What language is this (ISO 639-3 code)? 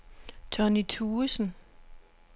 dan